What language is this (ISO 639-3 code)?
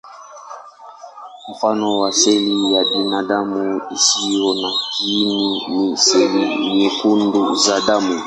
swa